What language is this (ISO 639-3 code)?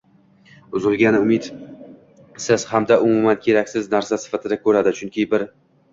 uzb